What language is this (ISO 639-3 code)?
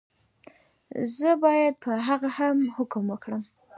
pus